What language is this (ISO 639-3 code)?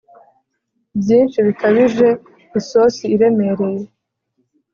kin